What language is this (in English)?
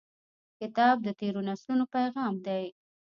Pashto